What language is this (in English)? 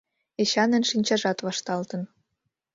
Mari